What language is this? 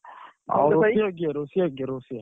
Odia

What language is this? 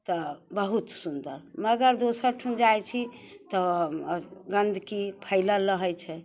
Maithili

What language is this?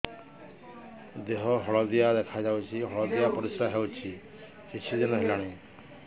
Odia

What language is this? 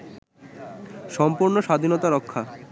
Bangla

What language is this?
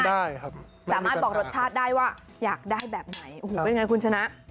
Thai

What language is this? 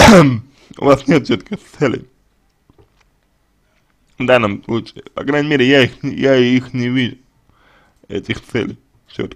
Russian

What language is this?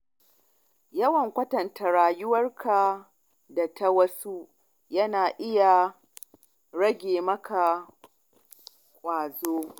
Hausa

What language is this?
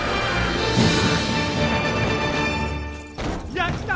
Japanese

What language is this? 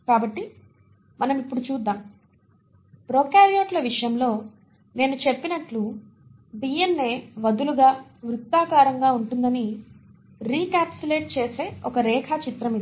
Telugu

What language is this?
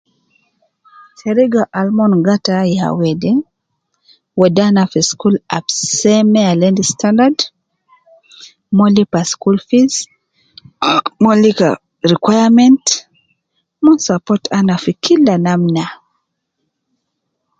Nubi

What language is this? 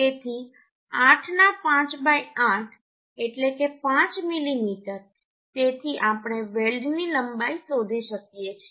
Gujarati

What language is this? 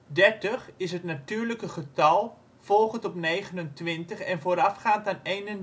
Dutch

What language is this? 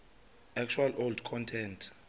Xhosa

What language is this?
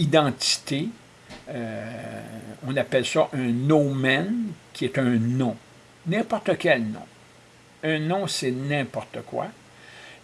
French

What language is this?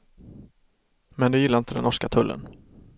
Swedish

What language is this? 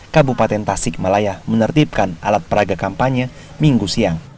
Indonesian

